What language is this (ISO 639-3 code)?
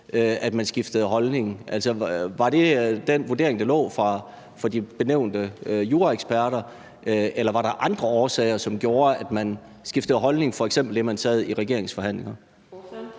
dan